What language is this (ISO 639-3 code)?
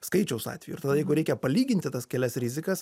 lit